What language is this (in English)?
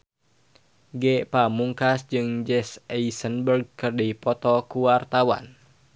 Sundanese